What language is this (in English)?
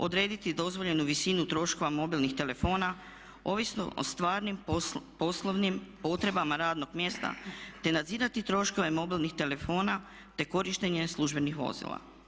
Croatian